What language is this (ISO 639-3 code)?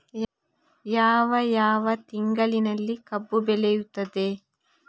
kan